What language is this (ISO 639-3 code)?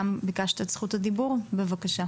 heb